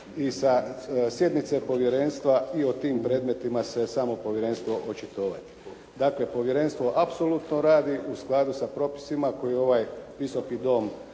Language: Croatian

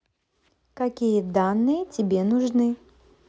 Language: Russian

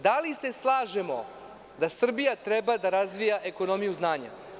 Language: Serbian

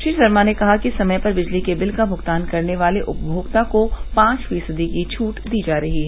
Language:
Hindi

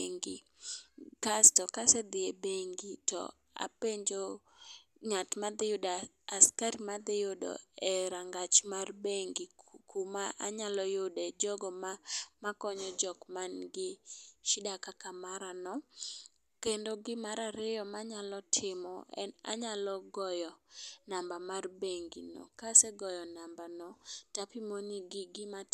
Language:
Luo (Kenya and Tanzania)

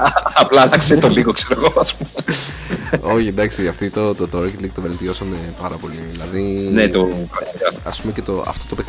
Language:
Greek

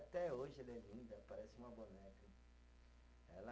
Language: Portuguese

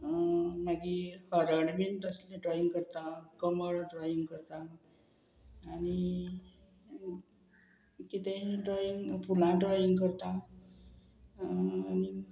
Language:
Konkani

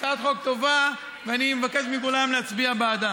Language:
Hebrew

